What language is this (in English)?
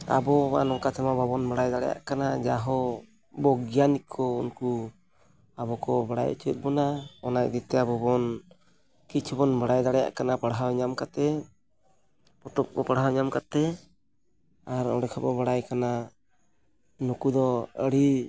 Santali